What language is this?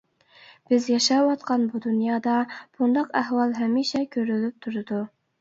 Uyghur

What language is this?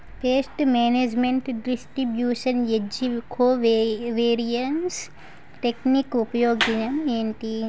Telugu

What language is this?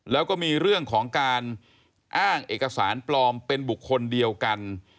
Thai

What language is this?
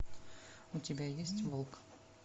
Russian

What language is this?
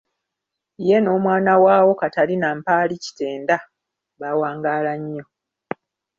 Ganda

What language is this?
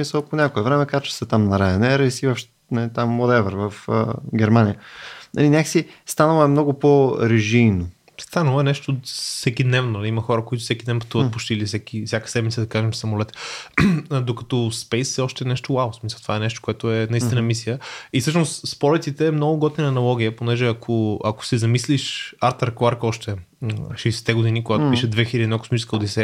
Bulgarian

